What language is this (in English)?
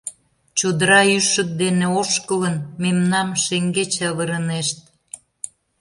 Mari